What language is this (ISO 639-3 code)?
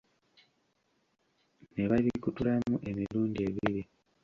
lug